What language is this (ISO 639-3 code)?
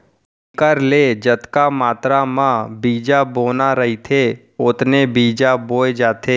hne